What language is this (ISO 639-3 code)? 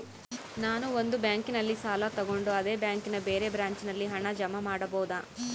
kan